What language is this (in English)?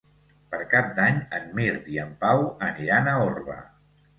Catalan